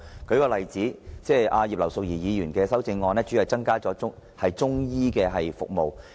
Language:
Cantonese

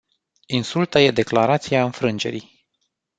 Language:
Romanian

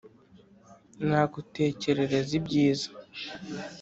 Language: Kinyarwanda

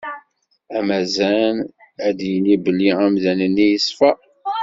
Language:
Kabyle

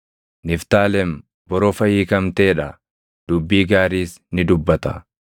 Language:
Oromo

